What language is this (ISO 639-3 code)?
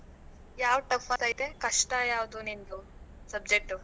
kan